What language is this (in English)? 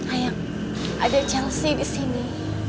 Indonesian